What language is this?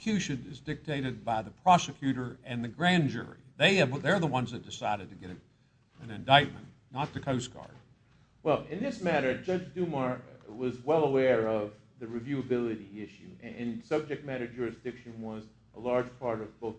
English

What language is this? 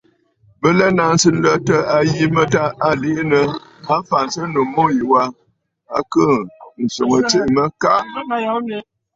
Bafut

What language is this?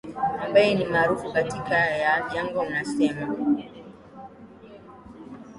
Swahili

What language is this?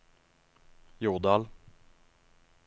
Norwegian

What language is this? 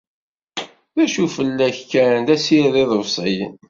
Kabyle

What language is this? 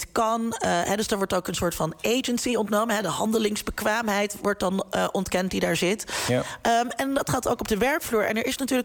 Dutch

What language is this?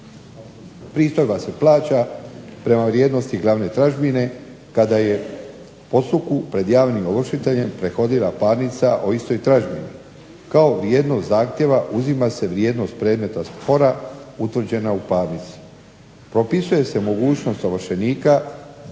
Croatian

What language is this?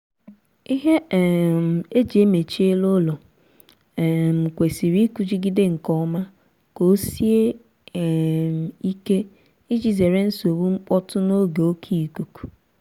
Igbo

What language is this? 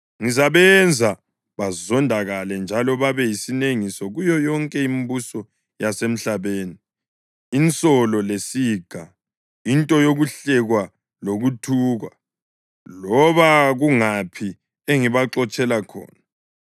North Ndebele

